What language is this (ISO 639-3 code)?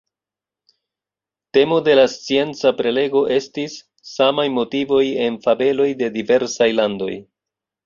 epo